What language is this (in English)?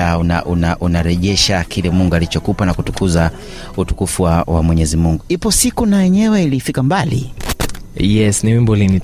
Swahili